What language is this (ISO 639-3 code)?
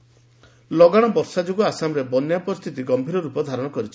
ori